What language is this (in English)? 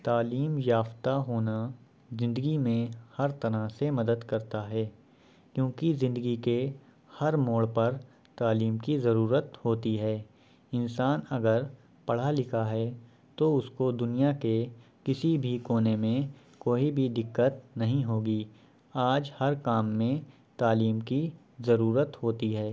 Urdu